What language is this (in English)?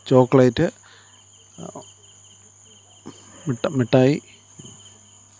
Malayalam